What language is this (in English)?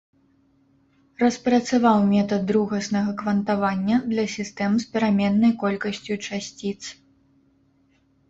Belarusian